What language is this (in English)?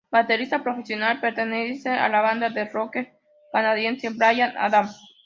Spanish